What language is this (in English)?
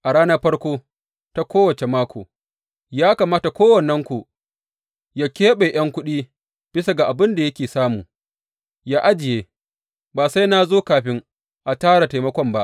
Hausa